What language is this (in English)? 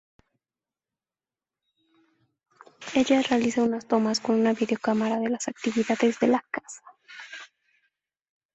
Spanish